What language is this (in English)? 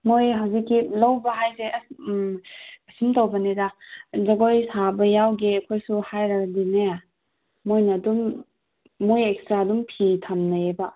Manipuri